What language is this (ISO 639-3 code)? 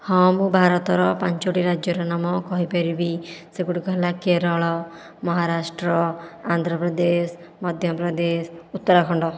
ori